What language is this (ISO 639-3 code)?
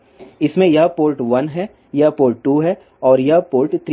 hin